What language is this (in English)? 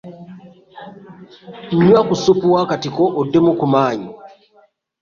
Ganda